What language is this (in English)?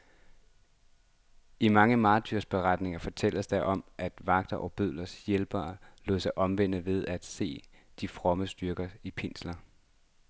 Danish